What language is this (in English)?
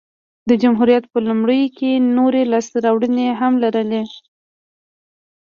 Pashto